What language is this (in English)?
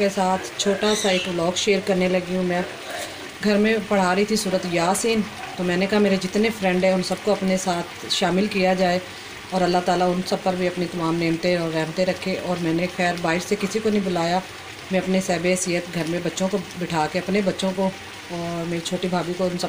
Hindi